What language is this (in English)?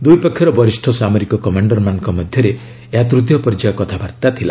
Odia